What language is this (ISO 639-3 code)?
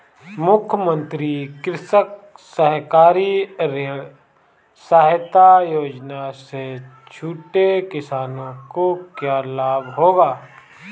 hin